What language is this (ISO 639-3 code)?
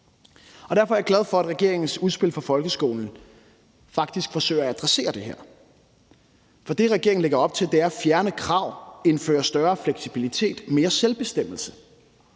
dan